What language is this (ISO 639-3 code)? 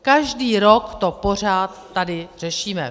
ces